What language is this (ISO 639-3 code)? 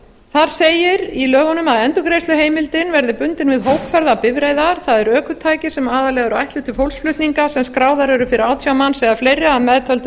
isl